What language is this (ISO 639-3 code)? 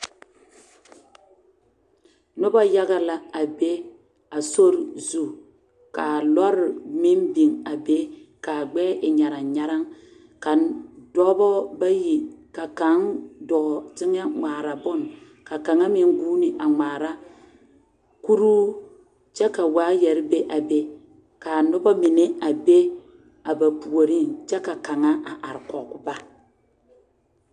dga